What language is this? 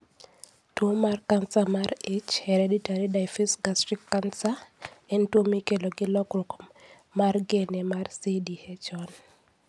Luo (Kenya and Tanzania)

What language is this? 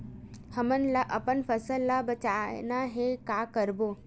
Chhattisgarhi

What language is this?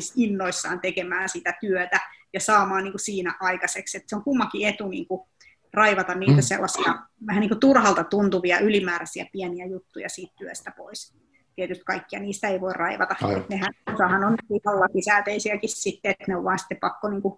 Finnish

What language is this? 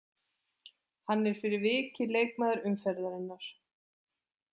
Icelandic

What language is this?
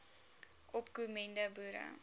Afrikaans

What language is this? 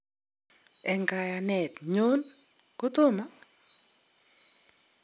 Kalenjin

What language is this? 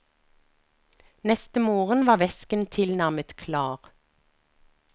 Norwegian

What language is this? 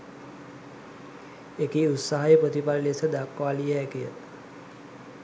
Sinhala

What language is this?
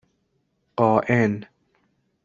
Persian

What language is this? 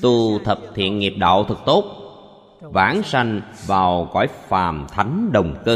Vietnamese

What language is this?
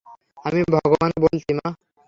Bangla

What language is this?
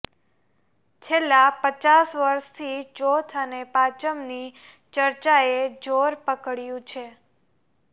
Gujarati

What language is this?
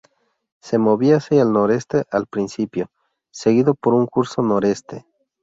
Spanish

